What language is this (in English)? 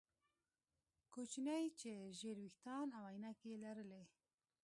Pashto